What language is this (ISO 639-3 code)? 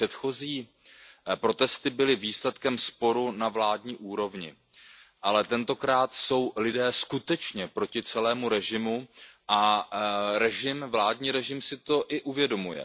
ces